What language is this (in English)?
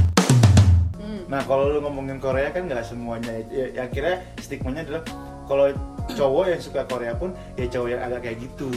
Indonesian